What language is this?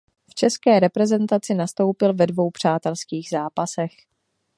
Czech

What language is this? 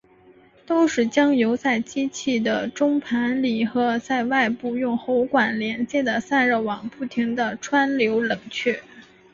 Chinese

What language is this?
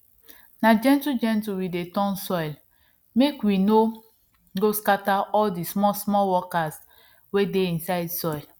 Nigerian Pidgin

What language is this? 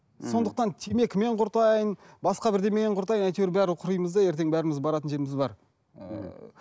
Kazakh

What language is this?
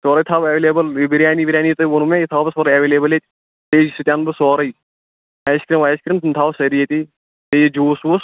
Kashmiri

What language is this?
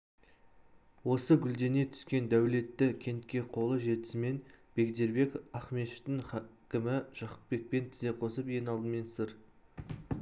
Kazakh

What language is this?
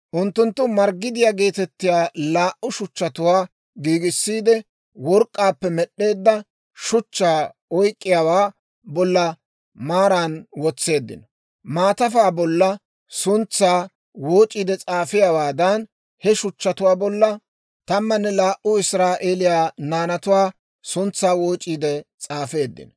Dawro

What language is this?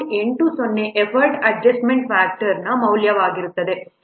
Kannada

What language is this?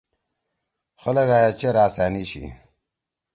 Torwali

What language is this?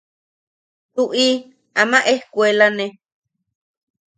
Yaqui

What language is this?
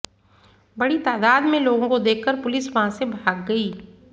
Hindi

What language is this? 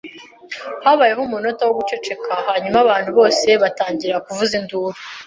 Kinyarwanda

